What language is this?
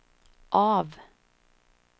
Swedish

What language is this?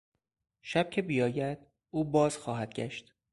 Persian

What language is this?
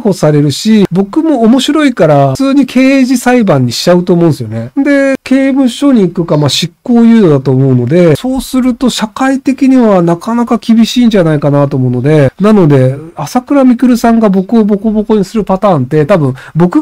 Japanese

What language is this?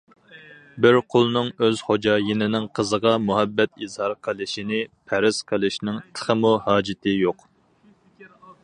Uyghur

